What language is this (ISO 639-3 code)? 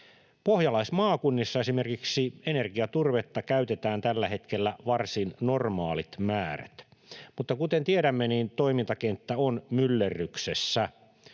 fin